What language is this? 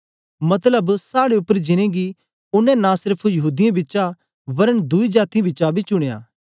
Dogri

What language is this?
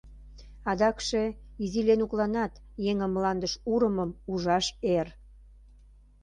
Mari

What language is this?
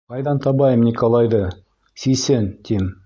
Bashkir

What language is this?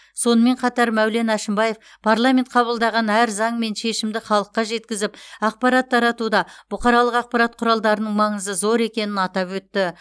Kazakh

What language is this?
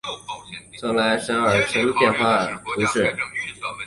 Chinese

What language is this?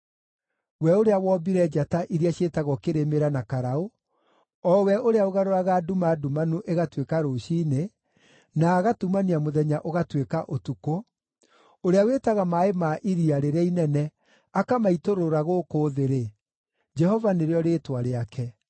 Kikuyu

